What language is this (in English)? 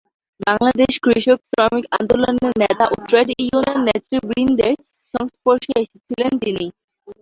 Bangla